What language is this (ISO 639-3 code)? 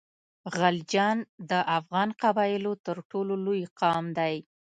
pus